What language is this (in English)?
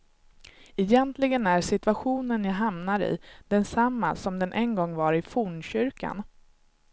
Swedish